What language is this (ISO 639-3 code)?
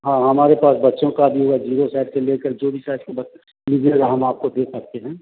hin